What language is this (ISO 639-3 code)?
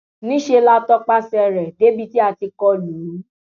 yor